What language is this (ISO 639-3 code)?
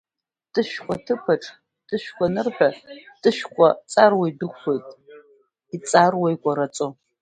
abk